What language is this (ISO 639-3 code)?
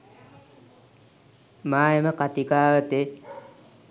sin